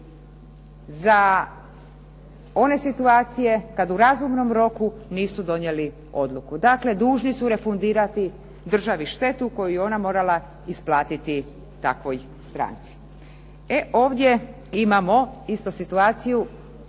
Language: Croatian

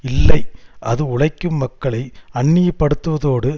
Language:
Tamil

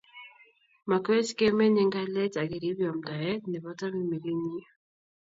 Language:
Kalenjin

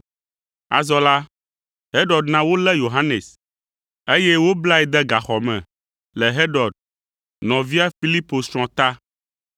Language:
Ewe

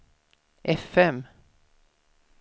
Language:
Swedish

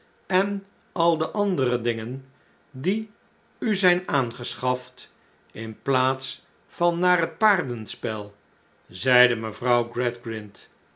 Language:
Dutch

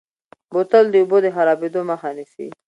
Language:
Pashto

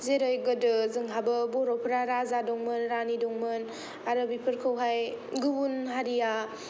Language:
Bodo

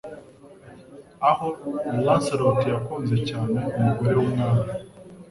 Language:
Kinyarwanda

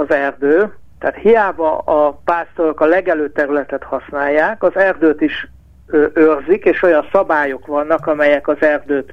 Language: Hungarian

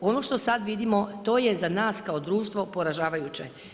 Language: Croatian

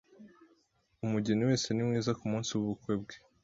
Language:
Kinyarwanda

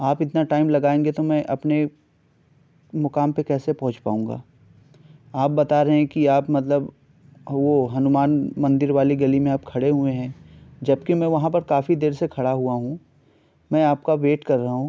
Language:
Urdu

